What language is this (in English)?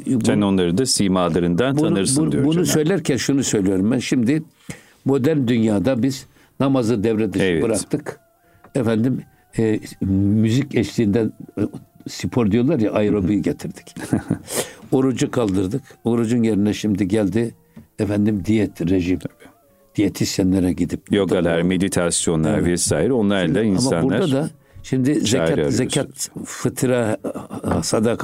Turkish